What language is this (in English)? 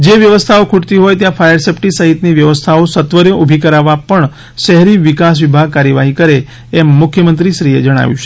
Gujarati